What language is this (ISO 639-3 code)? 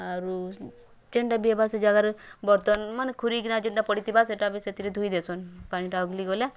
ori